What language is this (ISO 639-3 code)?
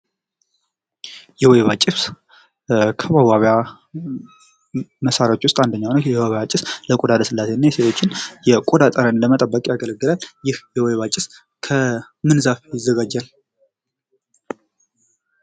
amh